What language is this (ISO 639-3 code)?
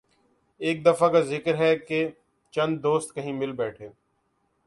urd